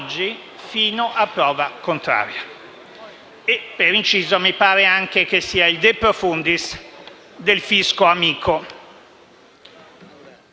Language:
Italian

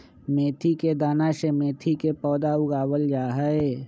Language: Magahi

